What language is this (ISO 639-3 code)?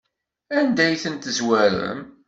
kab